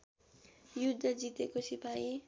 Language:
Nepali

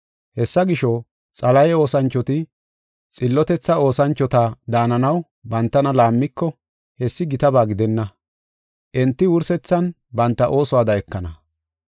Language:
Gofa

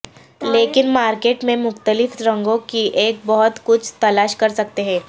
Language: Urdu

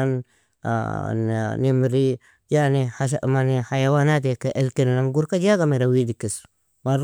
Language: Nobiin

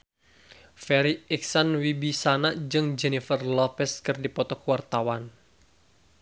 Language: Sundanese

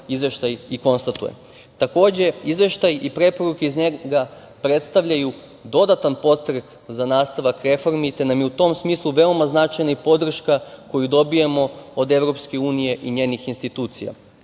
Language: Serbian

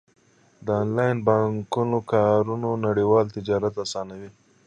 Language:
Pashto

